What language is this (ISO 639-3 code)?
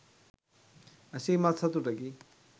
sin